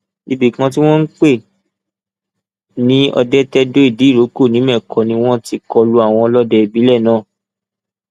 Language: Yoruba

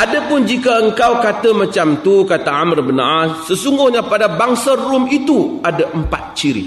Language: Malay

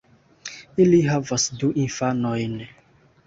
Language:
Esperanto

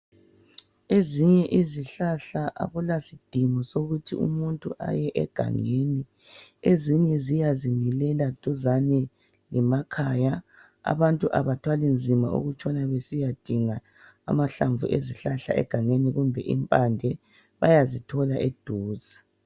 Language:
North Ndebele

